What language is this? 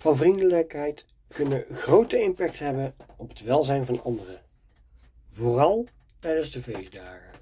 Dutch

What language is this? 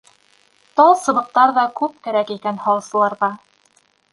Bashkir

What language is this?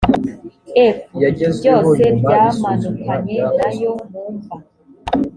Kinyarwanda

